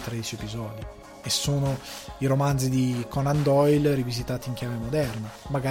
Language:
Italian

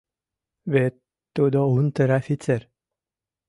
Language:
Mari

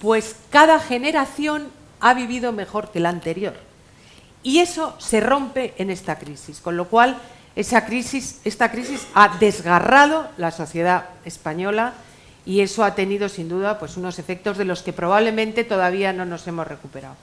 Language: Spanish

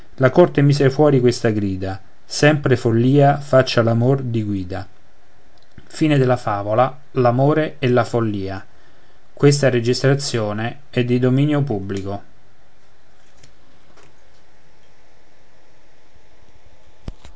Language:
Italian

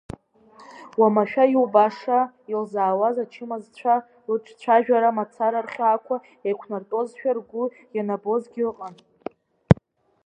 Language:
Abkhazian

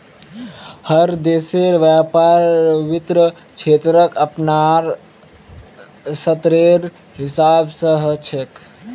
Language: Magahi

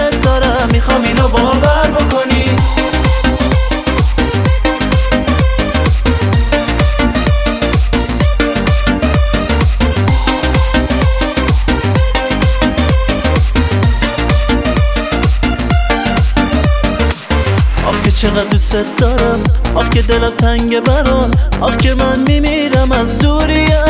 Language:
Persian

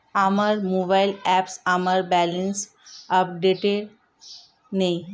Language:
Bangla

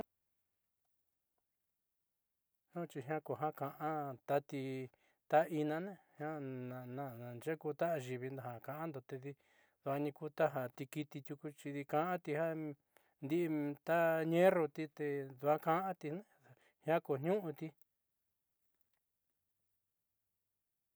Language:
Southeastern Nochixtlán Mixtec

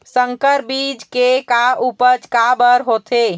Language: Chhattisgarhi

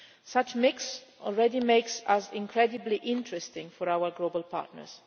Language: English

